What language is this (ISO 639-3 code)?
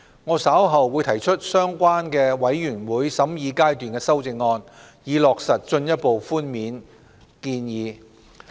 yue